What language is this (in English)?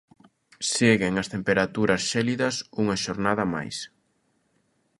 Galician